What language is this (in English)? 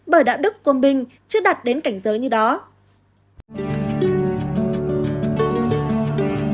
Vietnamese